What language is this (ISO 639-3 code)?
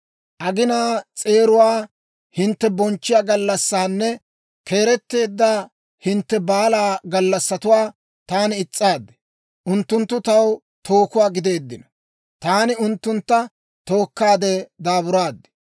dwr